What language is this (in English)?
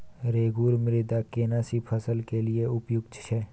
Maithili